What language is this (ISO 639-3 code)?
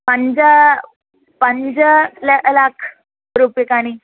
san